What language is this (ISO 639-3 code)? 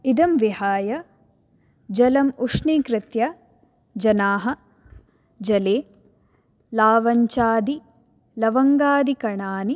san